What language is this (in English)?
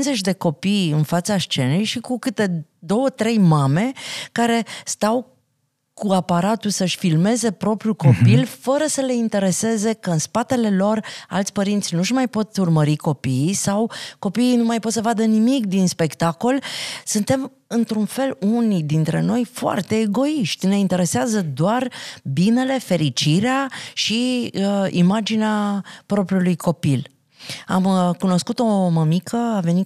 Romanian